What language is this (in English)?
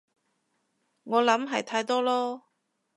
Cantonese